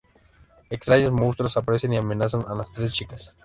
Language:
Spanish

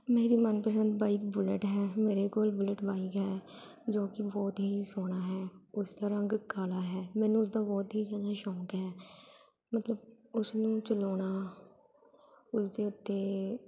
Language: Punjabi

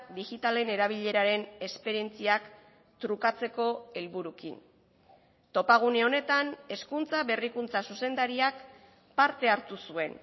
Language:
Basque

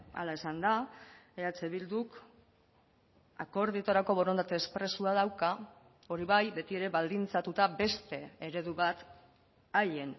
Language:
Basque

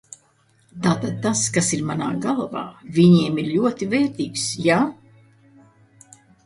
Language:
Latvian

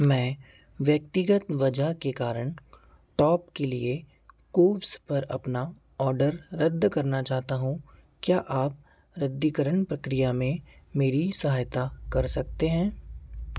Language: Hindi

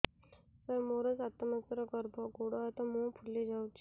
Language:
Odia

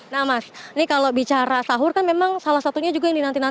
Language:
Indonesian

